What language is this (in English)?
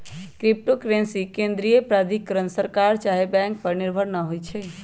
Magahi